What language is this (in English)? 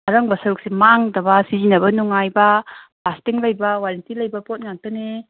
Manipuri